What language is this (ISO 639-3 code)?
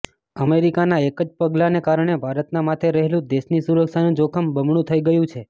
guj